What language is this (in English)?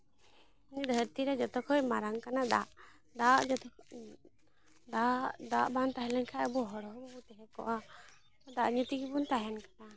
Santali